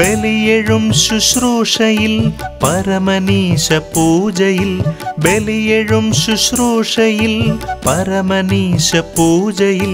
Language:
Romanian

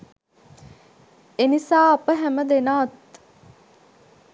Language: Sinhala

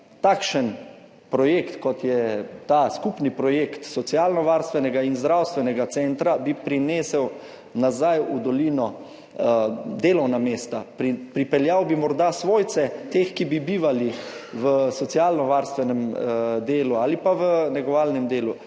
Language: Slovenian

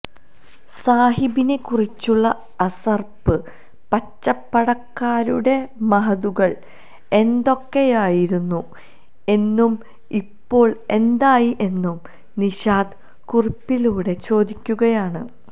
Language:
Malayalam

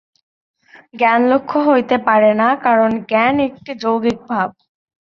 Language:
Bangla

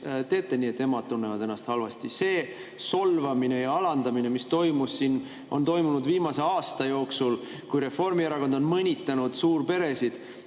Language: Estonian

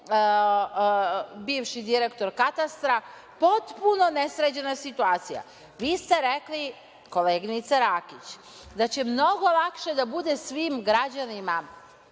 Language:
Serbian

